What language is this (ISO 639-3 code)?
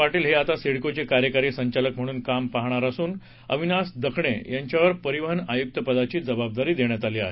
mar